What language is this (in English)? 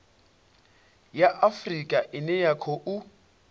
Venda